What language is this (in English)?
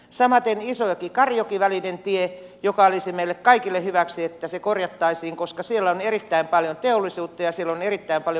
Finnish